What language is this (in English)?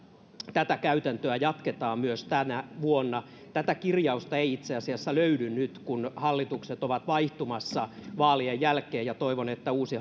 Finnish